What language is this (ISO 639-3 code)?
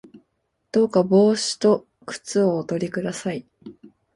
jpn